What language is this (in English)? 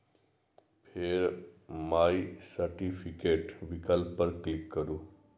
Maithili